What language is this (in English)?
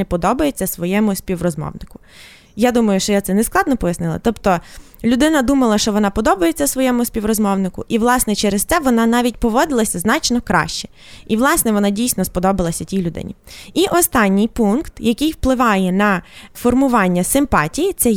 Ukrainian